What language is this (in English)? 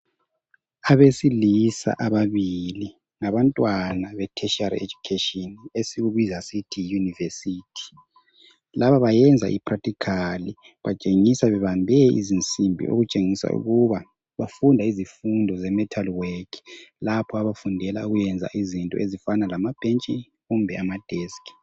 North Ndebele